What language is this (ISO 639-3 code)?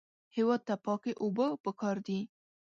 pus